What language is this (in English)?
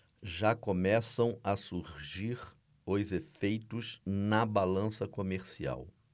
Portuguese